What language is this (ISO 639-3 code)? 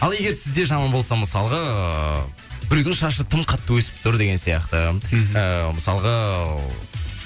kaz